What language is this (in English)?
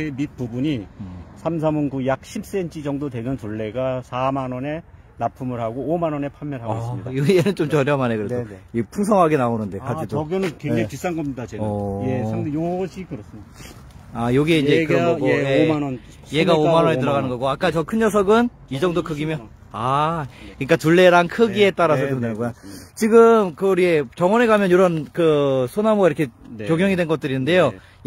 Korean